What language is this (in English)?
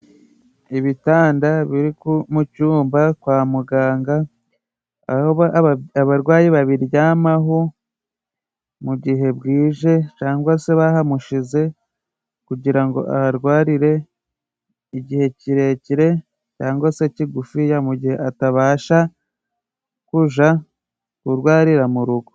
Kinyarwanda